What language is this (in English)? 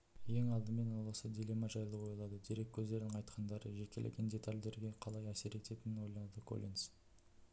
Kazakh